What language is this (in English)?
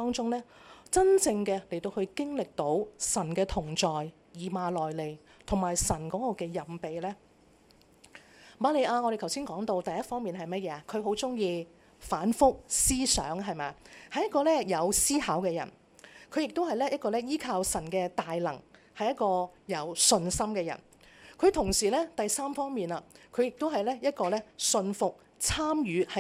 Chinese